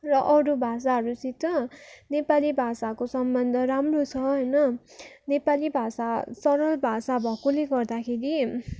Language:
Nepali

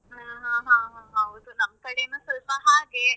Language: Kannada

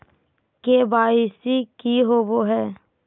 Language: Magahi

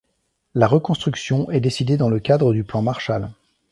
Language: French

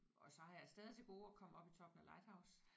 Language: Danish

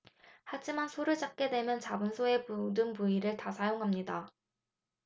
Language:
Korean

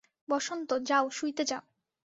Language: Bangla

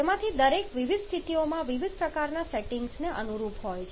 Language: Gujarati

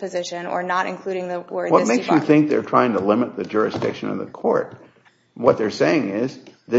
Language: English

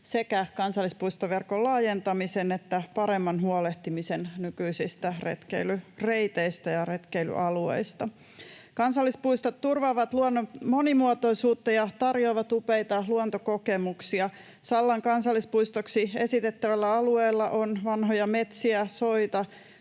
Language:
Finnish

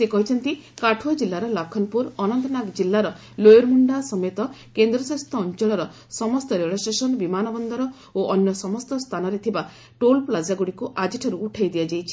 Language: Odia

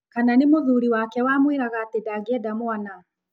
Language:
Kikuyu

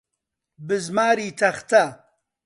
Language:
Central Kurdish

